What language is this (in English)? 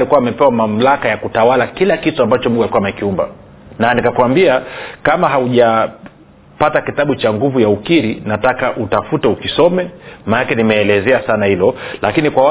Swahili